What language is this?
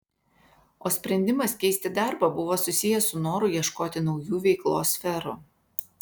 Lithuanian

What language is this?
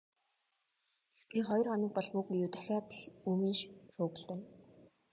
Mongolian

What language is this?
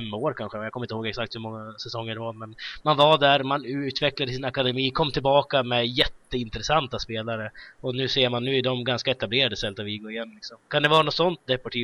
Swedish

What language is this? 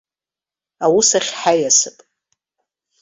Abkhazian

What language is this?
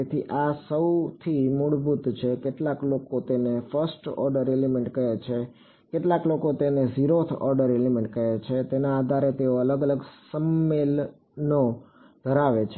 Gujarati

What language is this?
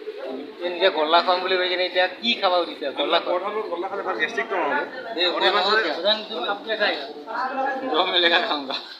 Arabic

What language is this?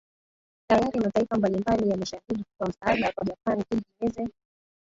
Swahili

